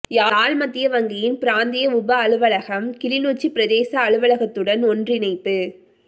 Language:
Tamil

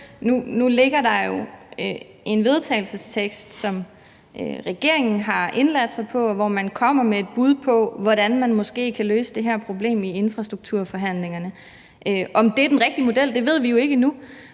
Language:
Danish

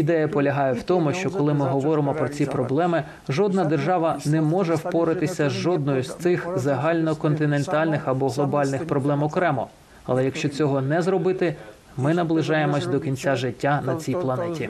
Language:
Ukrainian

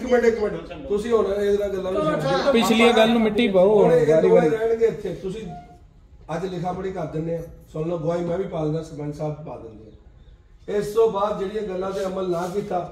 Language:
Punjabi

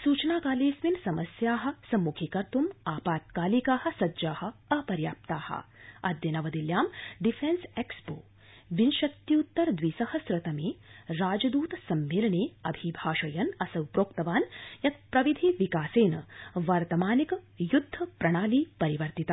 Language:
Sanskrit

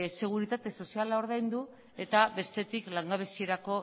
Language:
Basque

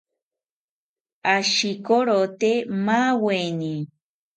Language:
South Ucayali Ashéninka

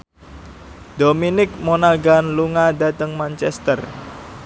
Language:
Javanese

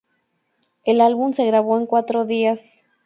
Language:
Spanish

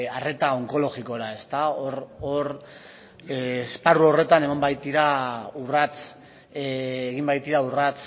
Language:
Basque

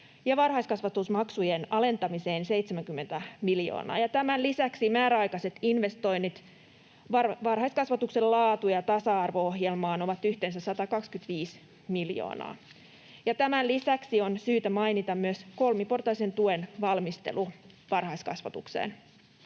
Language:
Finnish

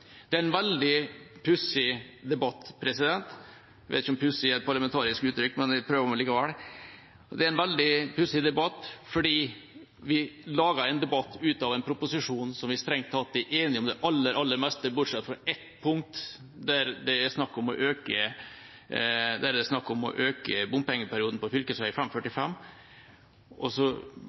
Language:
Norwegian Bokmål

